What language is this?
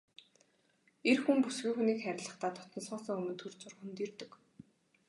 Mongolian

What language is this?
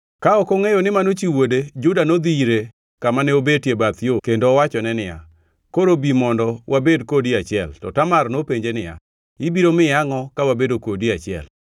Luo (Kenya and Tanzania)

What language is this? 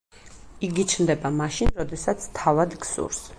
Georgian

